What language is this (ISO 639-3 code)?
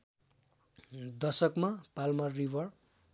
nep